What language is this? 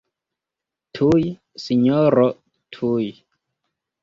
Esperanto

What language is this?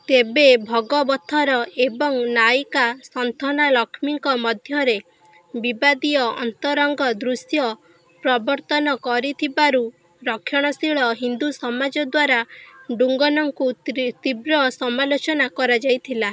Odia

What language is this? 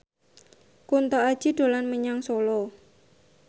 Javanese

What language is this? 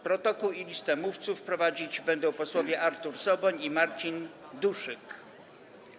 Polish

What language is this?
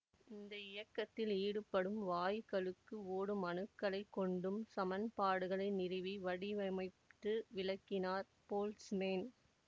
Tamil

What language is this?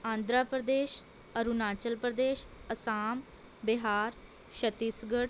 Punjabi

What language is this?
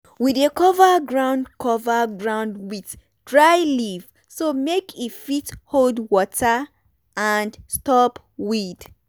Nigerian Pidgin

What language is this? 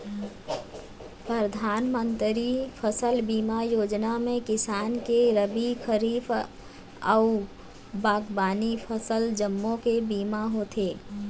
Chhattisgarhi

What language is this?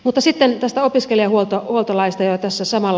Finnish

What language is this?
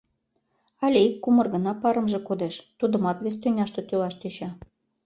Mari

